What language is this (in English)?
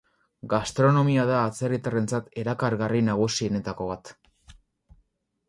Basque